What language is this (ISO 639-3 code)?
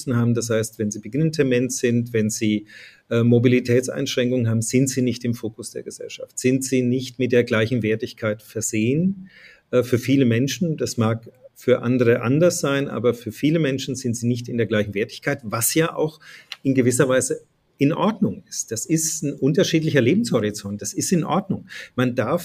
deu